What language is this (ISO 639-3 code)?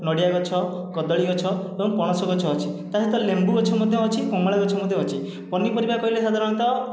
ori